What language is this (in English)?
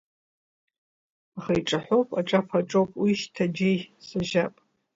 Abkhazian